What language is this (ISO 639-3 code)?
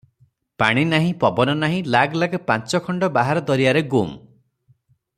ori